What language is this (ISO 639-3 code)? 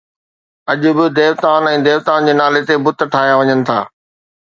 snd